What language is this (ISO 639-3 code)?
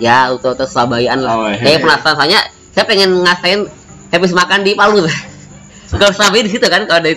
ind